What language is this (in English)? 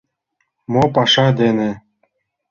Mari